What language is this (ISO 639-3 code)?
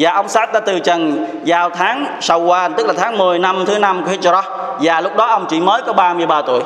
vie